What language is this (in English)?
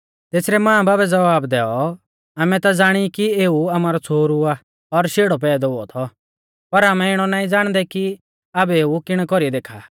Mahasu Pahari